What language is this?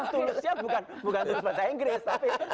Indonesian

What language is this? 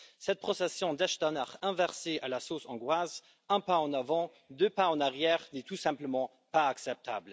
French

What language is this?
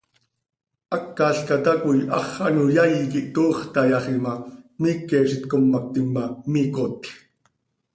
Seri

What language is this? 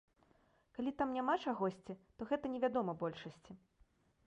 Belarusian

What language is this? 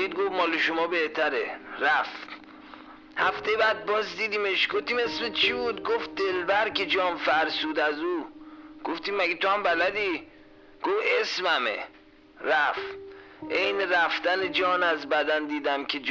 Persian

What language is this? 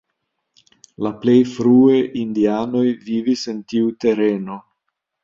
Esperanto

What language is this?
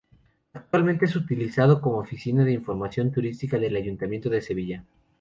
Spanish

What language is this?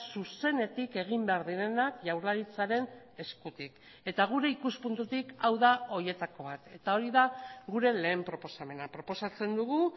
Basque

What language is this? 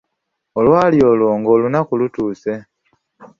Ganda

